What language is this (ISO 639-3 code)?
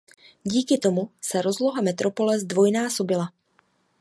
ces